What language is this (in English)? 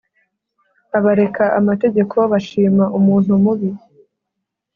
Kinyarwanda